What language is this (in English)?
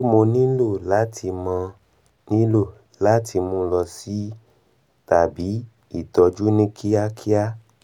Yoruba